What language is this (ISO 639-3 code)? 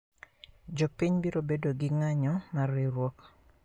luo